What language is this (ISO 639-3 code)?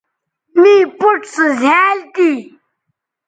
btv